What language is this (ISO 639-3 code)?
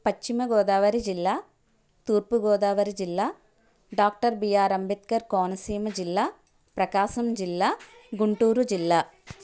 tel